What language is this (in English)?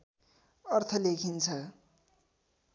Nepali